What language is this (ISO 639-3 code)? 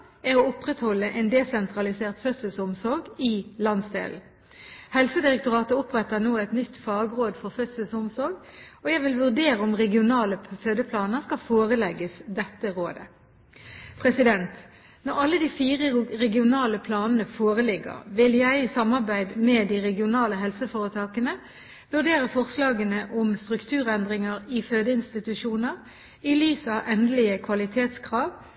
nob